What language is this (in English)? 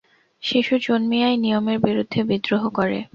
Bangla